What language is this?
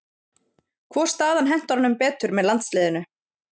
Icelandic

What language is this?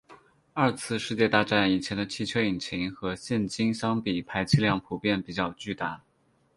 Chinese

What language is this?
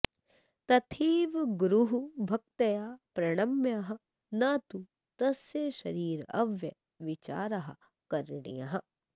Sanskrit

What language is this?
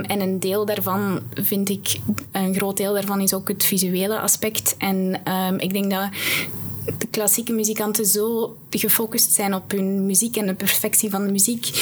Dutch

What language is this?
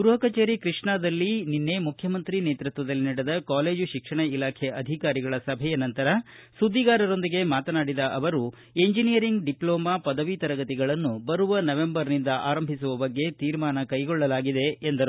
Kannada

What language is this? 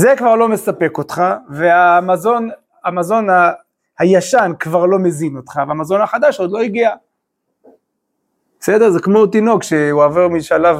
Hebrew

